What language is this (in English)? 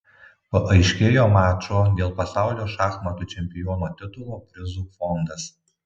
Lithuanian